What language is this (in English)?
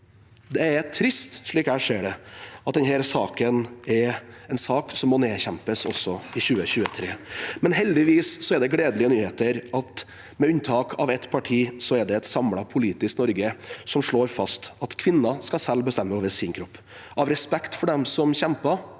Norwegian